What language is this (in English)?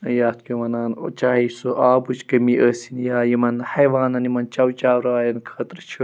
Kashmiri